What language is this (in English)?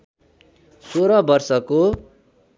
Nepali